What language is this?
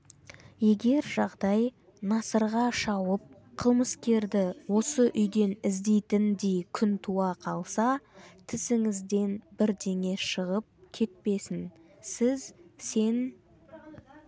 Kazakh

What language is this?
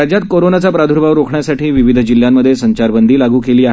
Marathi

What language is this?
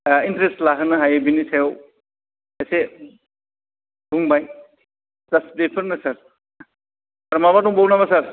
Bodo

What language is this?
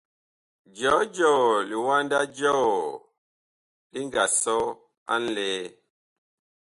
Bakoko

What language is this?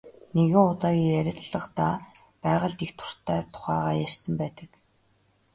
Mongolian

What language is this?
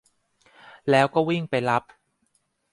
Thai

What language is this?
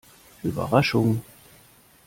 German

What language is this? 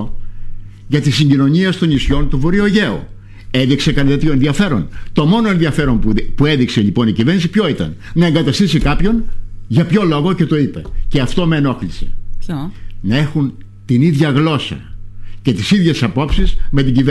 Greek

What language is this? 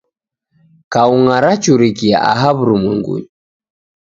Taita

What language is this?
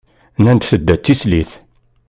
Kabyle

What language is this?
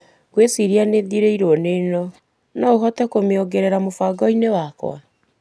Kikuyu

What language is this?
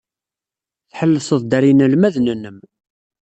Kabyle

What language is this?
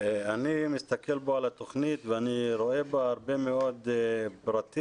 Hebrew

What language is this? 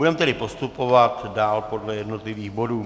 Czech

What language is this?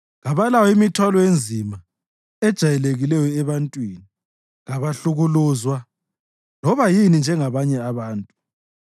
North Ndebele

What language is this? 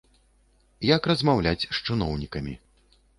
Belarusian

